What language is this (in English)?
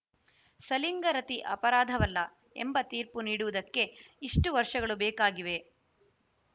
Kannada